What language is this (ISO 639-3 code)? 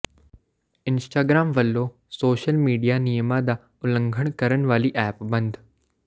pan